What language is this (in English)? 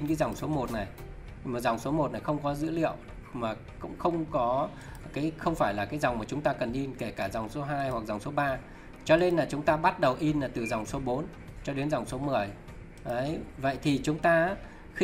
Vietnamese